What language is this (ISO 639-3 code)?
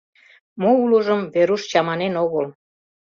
chm